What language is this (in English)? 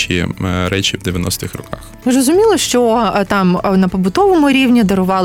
Ukrainian